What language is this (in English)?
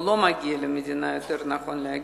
Hebrew